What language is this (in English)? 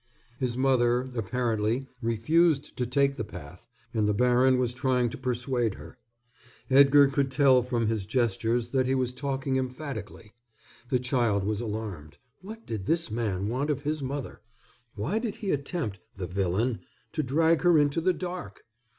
English